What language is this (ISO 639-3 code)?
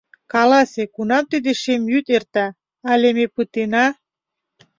chm